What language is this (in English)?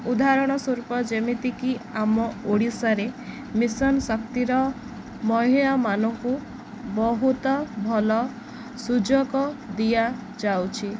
Odia